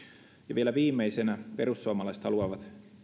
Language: Finnish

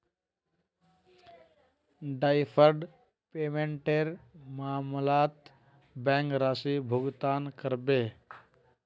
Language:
Magahi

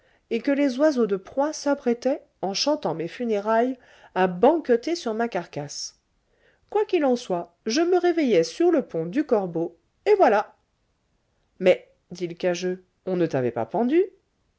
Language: French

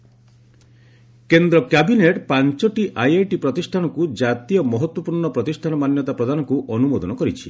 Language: Odia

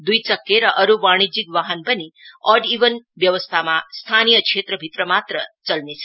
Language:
Nepali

